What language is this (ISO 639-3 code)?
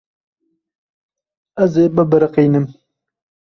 kur